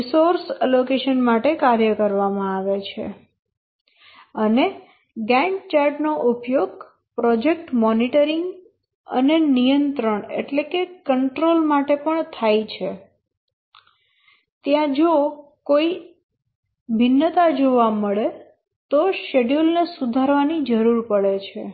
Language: Gujarati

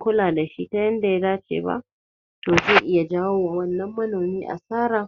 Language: Hausa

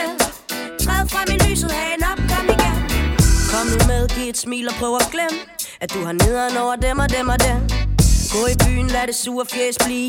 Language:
Danish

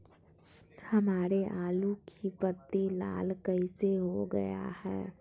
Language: Magahi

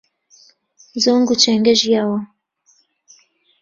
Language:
Central Kurdish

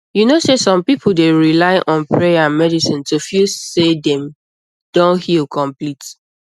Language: Nigerian Pidgin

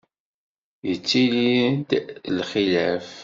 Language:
Kabyle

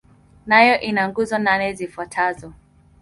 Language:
Swahili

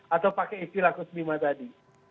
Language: Indonesian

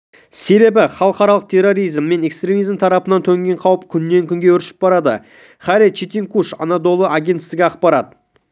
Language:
Kazakh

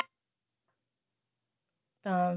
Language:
Punjabi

